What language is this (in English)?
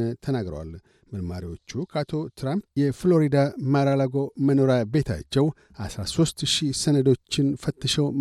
Amharic